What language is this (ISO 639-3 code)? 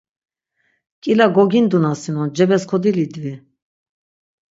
lzz